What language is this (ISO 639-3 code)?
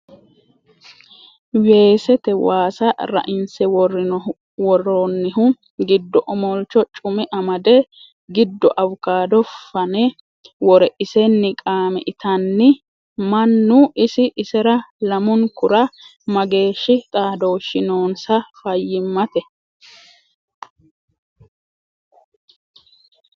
sid